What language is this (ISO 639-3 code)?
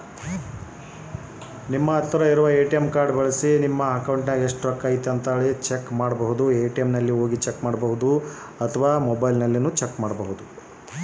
kan